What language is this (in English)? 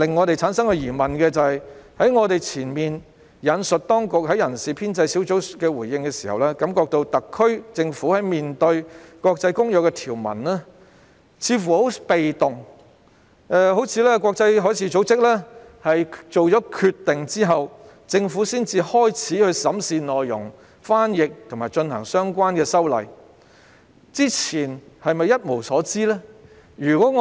Cantonese